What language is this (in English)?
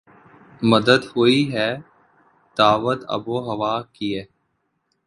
Urdu